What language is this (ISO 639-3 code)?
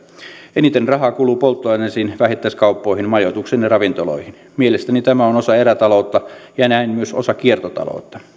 fin